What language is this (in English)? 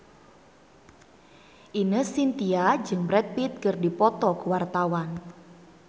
Sundanese